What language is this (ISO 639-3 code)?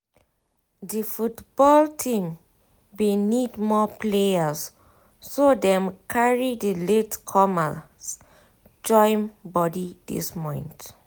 pcm